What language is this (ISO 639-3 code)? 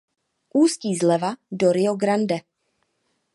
ces